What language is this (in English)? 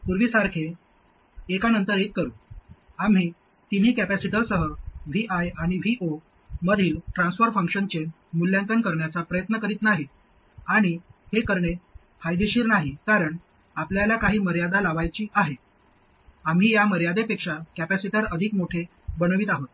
Marathi